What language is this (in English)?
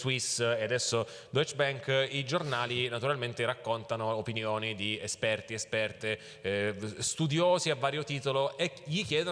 Italian